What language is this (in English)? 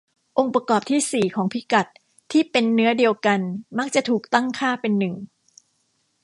Thai